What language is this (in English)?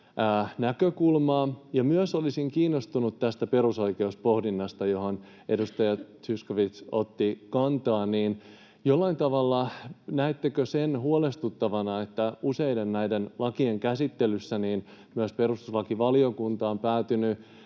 Finnish